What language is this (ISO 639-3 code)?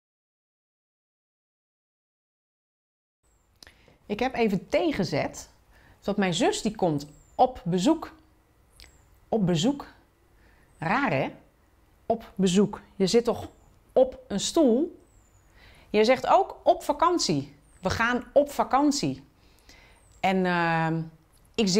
nld